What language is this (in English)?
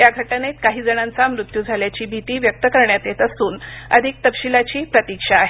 Marathi